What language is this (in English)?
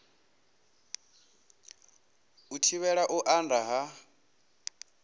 Venda